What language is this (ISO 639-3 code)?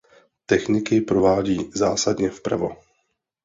ces